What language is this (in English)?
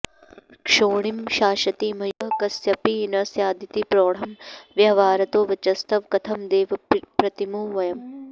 Sanskrit